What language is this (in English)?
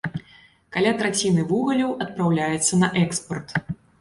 Belarusian